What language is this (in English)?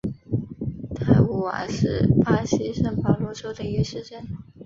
Chinese